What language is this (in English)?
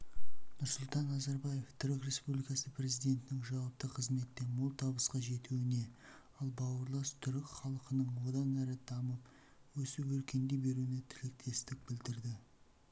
Kazakh